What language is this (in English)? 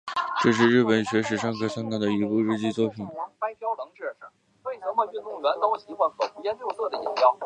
Chinese